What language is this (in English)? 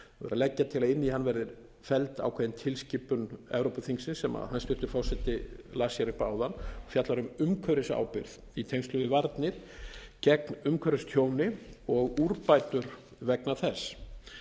Icelandic